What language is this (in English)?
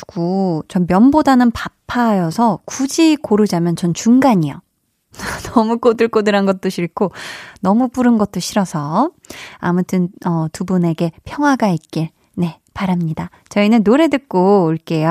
Korean